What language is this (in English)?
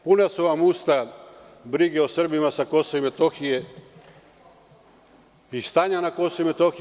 Serbian